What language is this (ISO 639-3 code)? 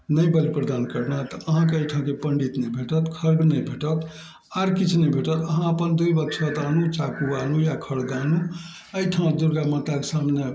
mai